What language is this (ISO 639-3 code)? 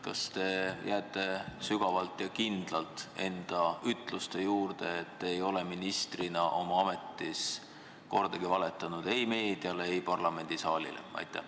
est